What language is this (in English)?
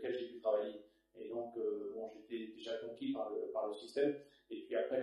French